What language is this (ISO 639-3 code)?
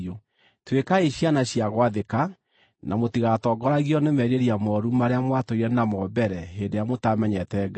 kik